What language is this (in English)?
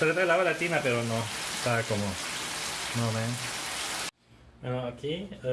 Spanish